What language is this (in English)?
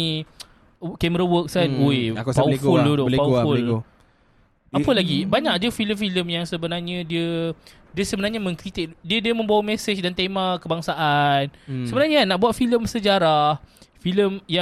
Malay